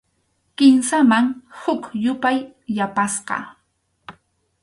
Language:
Arequipa-La Unión Quechua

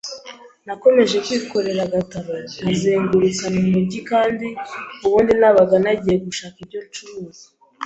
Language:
Kinyarwanda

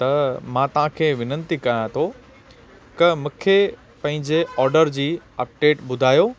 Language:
Sindhi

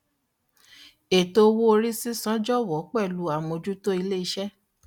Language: Yoruba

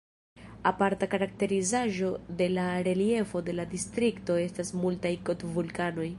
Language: Esperanto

